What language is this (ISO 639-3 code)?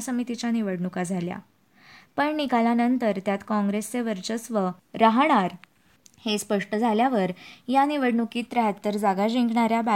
mar